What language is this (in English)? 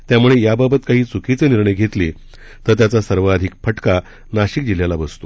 Marathi